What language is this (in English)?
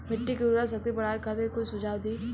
Bhojpuri